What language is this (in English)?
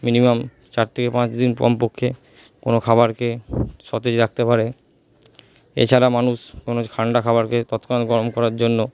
Bangla